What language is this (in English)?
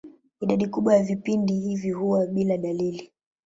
Swahili